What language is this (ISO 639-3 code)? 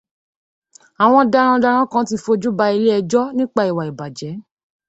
yor